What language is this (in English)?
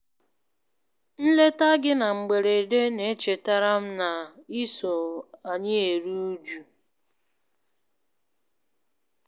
Igbo